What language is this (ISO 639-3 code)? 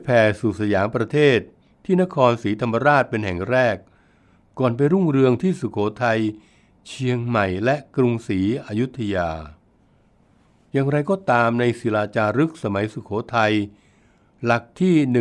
tha